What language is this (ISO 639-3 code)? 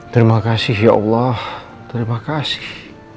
ind